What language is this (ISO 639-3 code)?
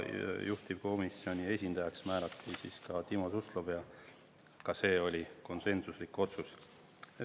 est